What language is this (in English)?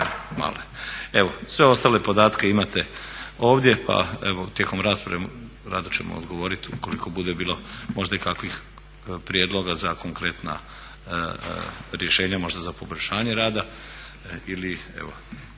Croatian